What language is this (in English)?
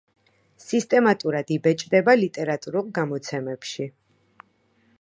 Georgian